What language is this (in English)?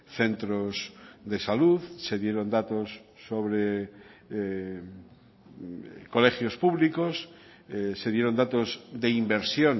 Spanish